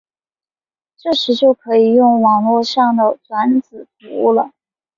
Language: Chinese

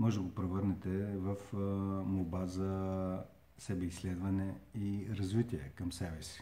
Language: Bulgarian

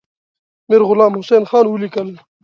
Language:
Pashto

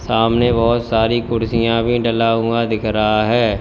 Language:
Hindi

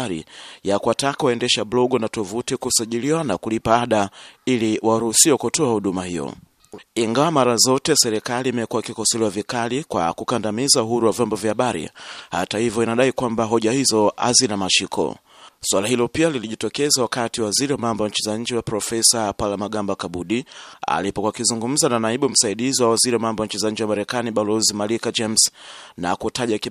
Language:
Swahili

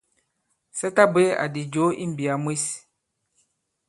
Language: Bankon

